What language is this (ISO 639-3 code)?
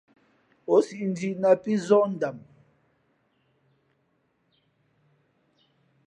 fmp